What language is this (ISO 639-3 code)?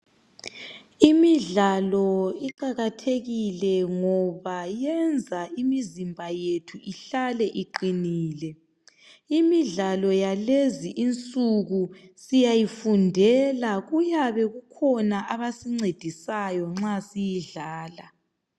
nde